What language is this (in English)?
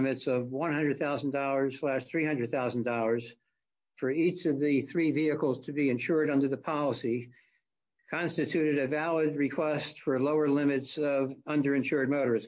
English